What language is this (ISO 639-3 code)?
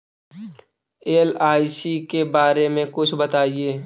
mag